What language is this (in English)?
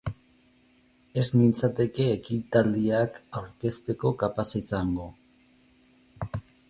Basque